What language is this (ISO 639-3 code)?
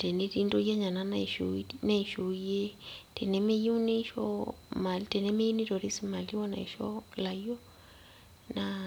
mas